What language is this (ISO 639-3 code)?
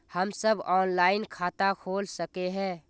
mag